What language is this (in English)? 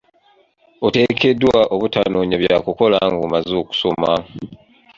Ganda